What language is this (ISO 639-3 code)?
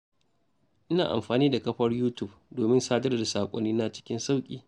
hau